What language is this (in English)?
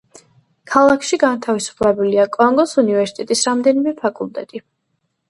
Georgian